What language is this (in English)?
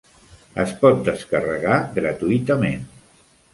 Catalan